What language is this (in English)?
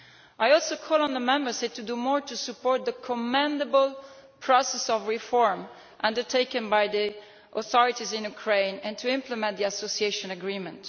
English